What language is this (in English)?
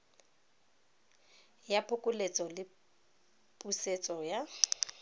Tswana